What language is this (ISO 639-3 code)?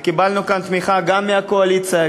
heb